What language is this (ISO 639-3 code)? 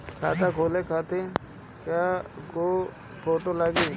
bho